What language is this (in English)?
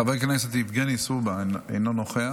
Hebrew